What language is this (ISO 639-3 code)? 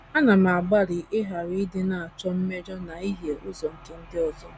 ibo